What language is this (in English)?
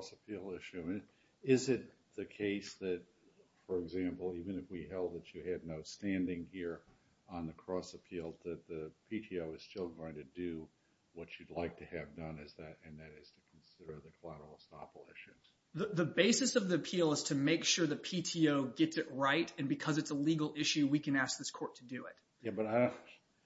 English